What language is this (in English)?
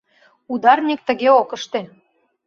Mari